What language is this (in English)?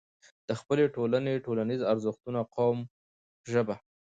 Pashto